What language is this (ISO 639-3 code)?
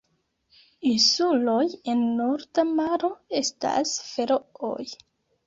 epo